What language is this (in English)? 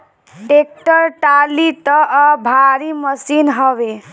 Bhojpuri